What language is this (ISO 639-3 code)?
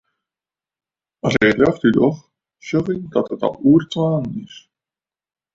fry